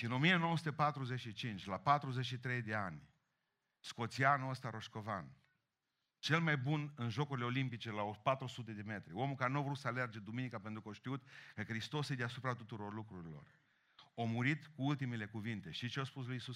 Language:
Romanian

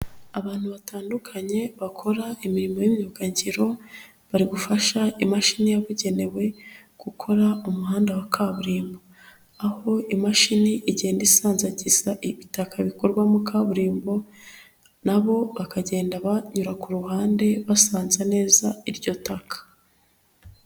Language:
Kinyarwanda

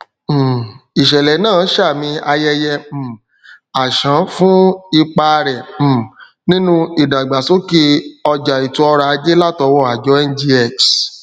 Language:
Yoruba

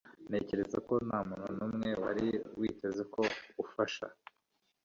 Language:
Kinyarwanda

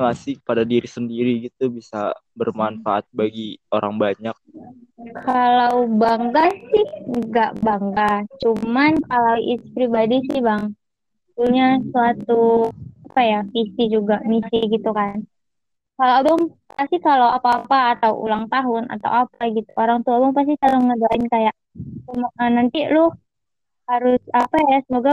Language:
Indonesian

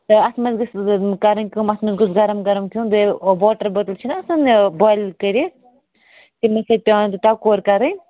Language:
Kashmiri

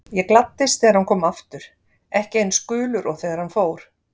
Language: Icelandic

